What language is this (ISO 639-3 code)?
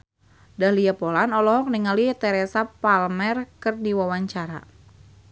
sun